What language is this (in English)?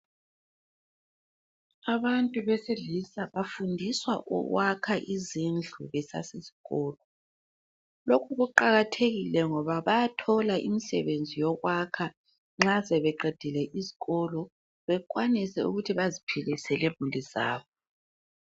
North Ndebele